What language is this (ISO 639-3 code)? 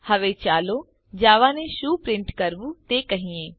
guj